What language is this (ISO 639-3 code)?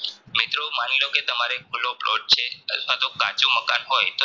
guj